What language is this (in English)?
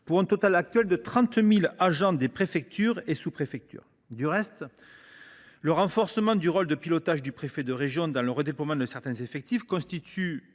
French